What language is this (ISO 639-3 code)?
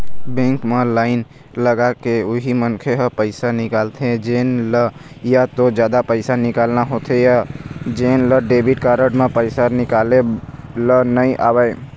hne